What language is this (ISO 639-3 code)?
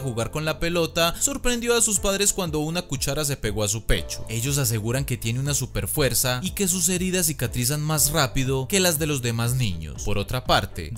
spa